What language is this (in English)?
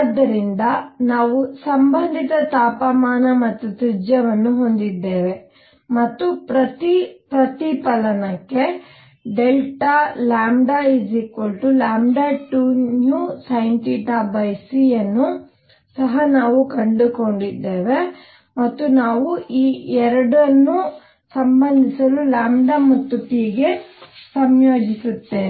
Kannada